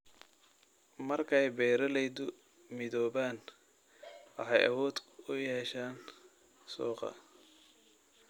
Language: Somali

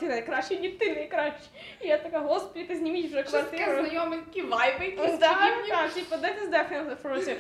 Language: Ukrainian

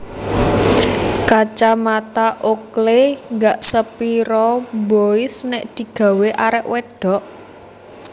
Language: Javanese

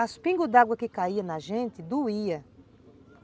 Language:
Portuguese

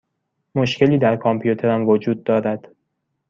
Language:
Persian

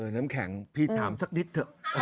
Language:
Thai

